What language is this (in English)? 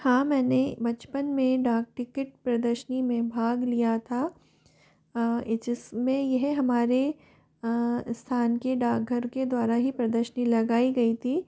Hindi